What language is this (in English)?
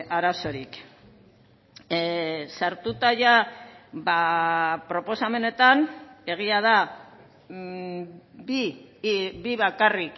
Basque